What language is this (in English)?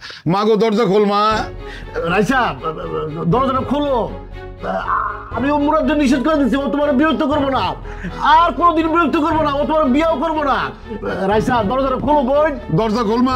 Bangla